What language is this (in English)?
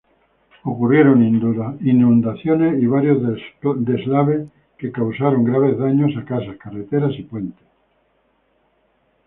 Spanish